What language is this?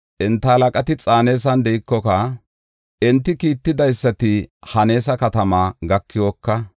Gofa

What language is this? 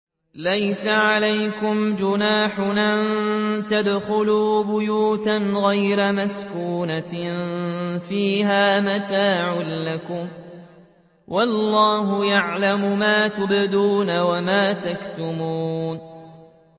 Arabic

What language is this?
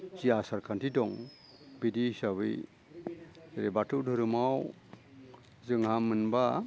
Bodo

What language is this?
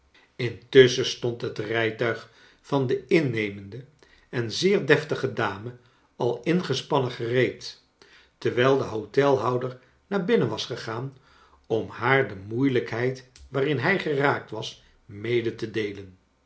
Dutch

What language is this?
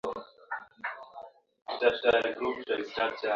Swahili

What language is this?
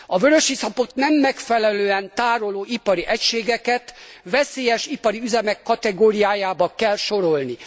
Hungarian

